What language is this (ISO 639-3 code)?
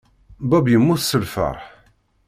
kab